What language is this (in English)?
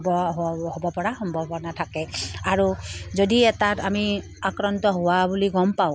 Assamese